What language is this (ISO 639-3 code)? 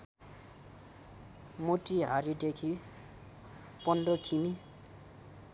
nep